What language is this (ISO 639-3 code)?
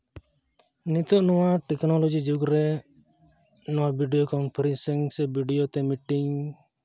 sat